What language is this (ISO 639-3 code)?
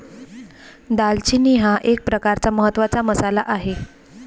mar